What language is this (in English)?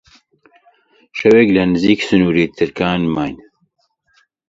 Central Kurdish